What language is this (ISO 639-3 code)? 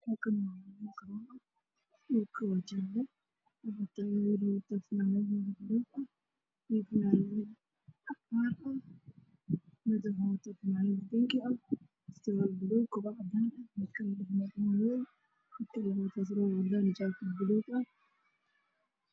som